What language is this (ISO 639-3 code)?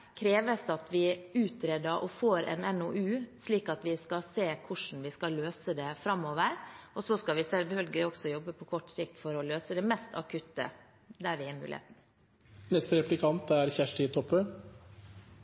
nor